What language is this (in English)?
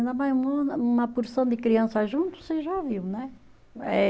Portuguese